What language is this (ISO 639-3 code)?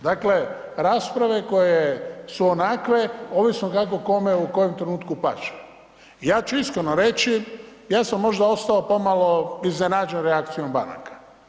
hrv